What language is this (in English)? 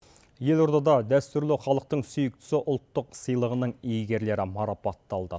Kazakh